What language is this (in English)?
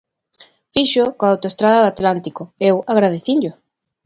Galician